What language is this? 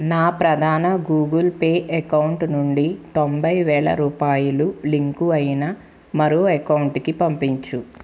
Telugu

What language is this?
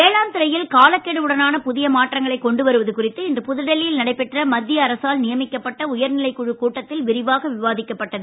Tamil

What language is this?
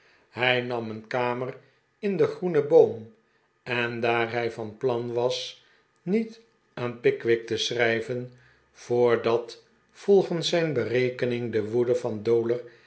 Dutch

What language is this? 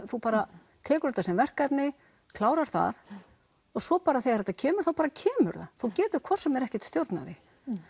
Icelandic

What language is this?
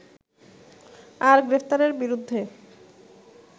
Bangla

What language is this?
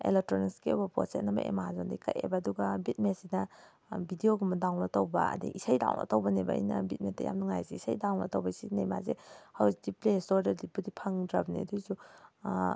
Manipuri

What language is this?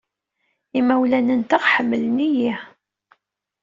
Kabyle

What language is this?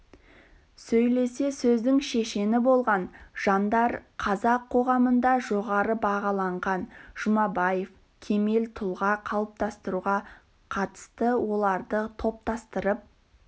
Kazakh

